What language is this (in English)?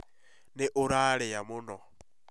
Kikuyu